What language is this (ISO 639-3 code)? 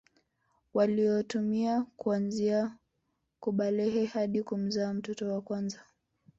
swa